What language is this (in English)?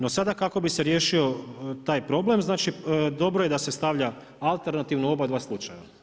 Croatian